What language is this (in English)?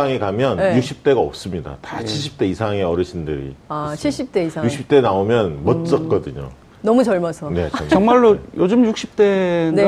Korean